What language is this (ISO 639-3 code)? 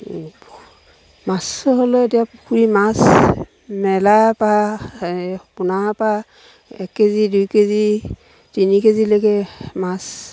asm